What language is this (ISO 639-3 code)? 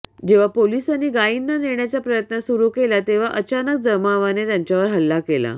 mar